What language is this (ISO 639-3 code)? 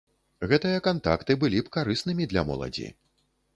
bel